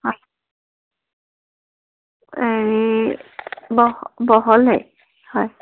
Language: Assamese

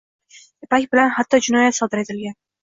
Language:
Uzbek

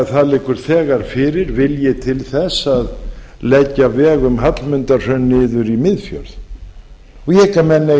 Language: Icelandic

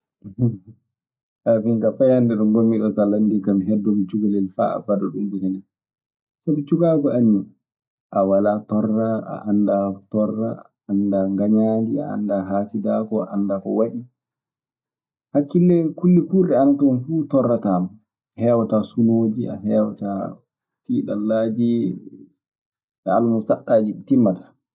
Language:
Maasina Fulfulde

